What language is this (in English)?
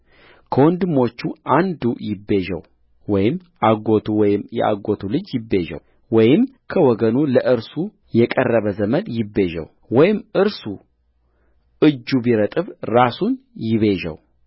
Amharic